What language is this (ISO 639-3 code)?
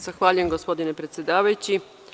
srp